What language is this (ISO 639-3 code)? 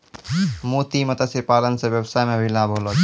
mai